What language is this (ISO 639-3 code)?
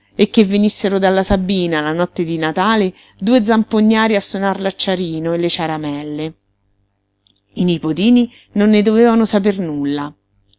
ita